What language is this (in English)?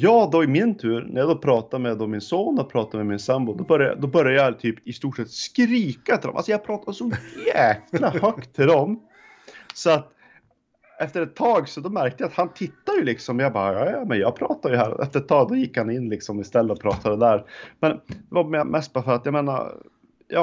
Swedish